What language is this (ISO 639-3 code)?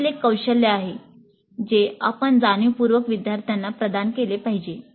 mar